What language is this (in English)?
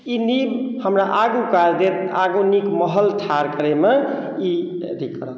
Maithili